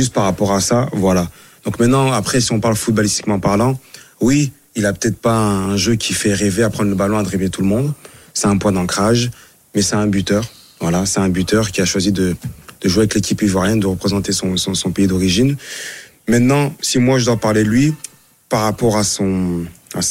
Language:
French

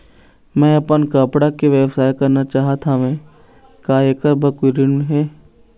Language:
Chhattisgarhi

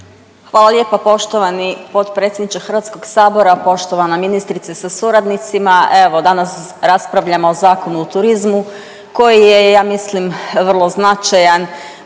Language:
Croatian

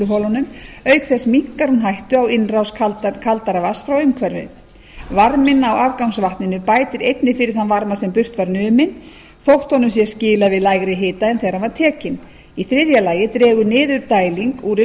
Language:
Icelandic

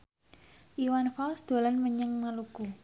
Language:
Javanese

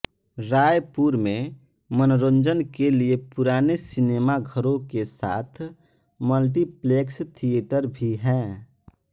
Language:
Hindi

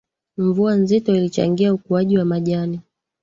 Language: Swahili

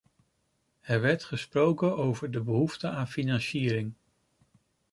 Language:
Dutch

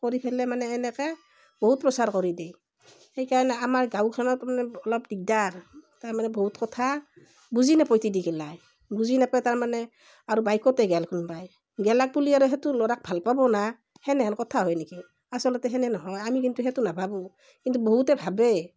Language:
Assamese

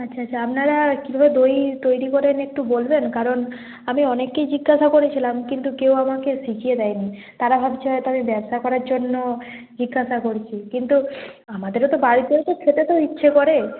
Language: Bangla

